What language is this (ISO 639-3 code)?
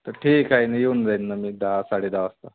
mar